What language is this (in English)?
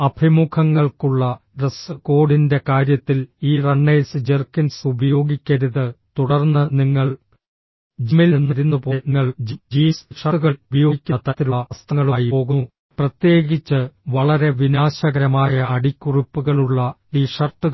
Malayalam